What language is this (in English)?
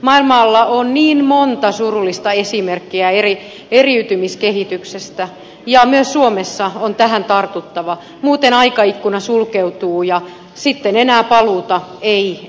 Finnish